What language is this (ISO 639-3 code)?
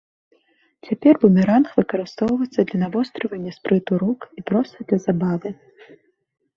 bel